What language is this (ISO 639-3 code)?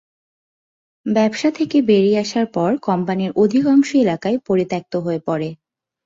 ben